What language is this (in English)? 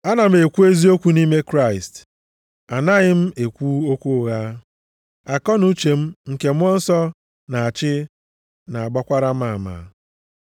Igbo